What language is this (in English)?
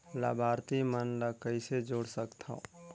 Chhattisgarhi